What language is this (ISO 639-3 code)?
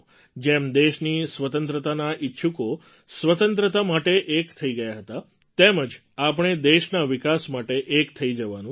guj